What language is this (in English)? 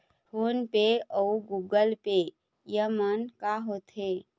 Chhattisgarhi